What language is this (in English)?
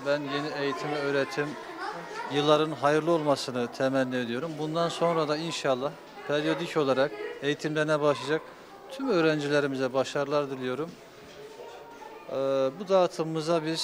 Turkish